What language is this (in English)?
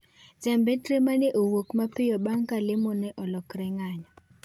Luo (Kenya and Tanzania)